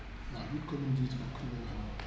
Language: Wolof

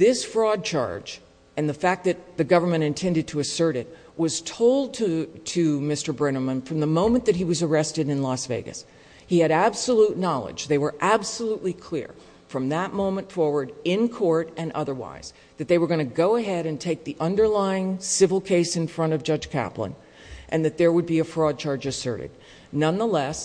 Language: English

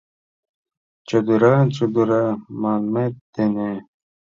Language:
Mari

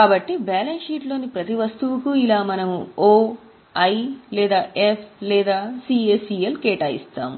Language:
Telugu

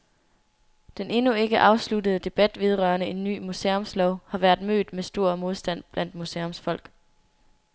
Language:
Danish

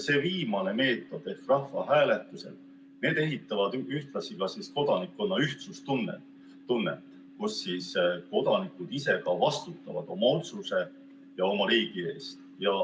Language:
Estonian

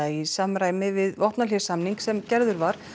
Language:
Icelandic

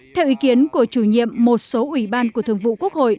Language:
Vietnamese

